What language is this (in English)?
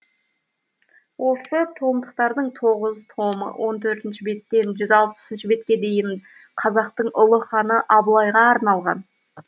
Kazakh